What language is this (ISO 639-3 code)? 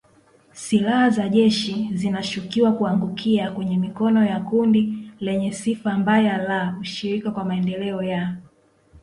swa